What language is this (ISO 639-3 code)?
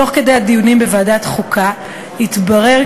heb